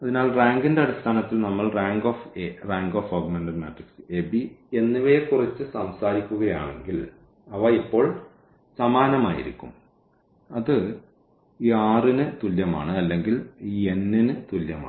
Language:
Malayalam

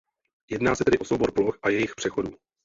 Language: Czech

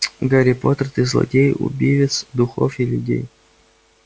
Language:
Russian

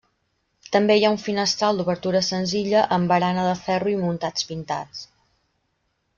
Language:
Catalan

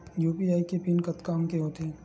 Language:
Chhattisgarhi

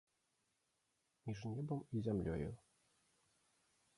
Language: Belarusian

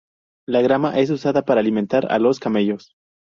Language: Spanish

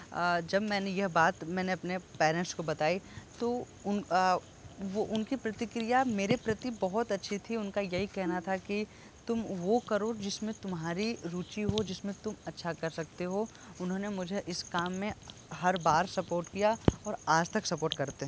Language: Hindi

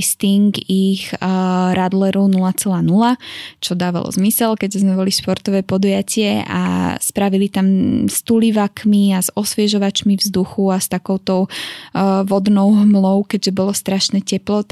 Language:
Slovak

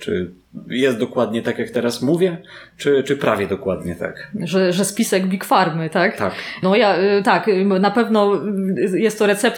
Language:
Polish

